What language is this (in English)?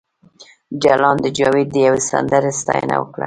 Pashto